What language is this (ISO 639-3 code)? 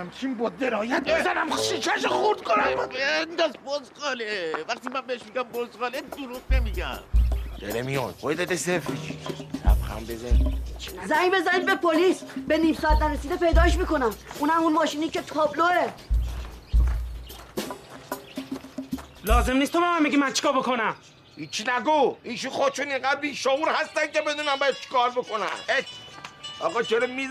fas